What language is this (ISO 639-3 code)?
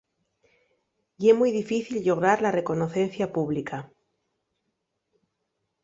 ast